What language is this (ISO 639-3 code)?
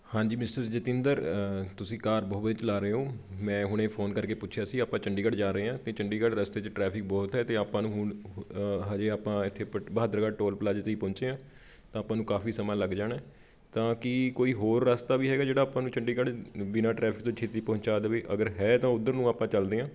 pan